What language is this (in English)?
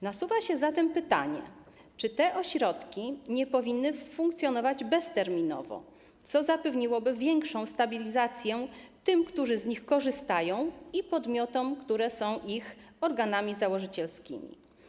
Polish